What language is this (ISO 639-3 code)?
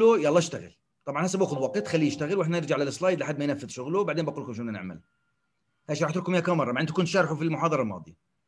ara